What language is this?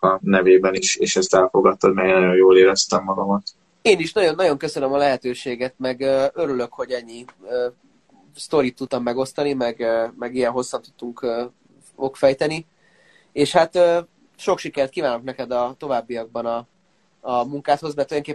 Hungarian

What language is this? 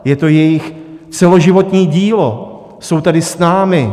Czech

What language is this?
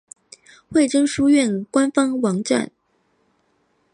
Chinese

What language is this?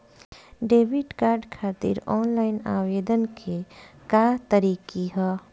Bhojpuri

